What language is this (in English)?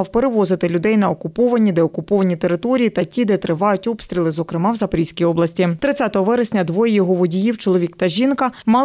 Ukrainian